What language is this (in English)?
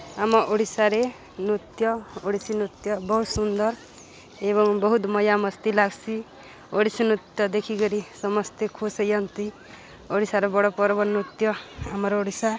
Odia